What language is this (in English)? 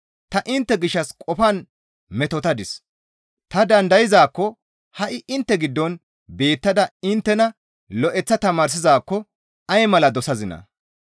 Gamo